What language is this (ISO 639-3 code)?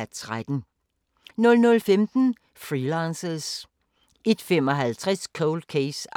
dan